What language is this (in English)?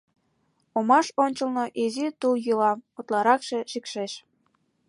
Mari